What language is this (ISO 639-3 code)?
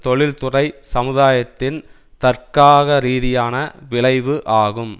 tam